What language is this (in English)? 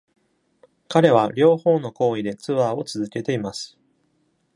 Japanese